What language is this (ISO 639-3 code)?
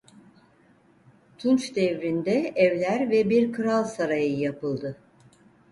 tur